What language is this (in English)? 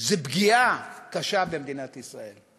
Hebrew